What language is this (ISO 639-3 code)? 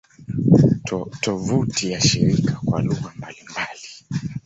swa